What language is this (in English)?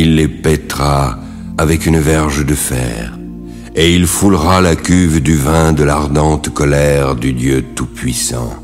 French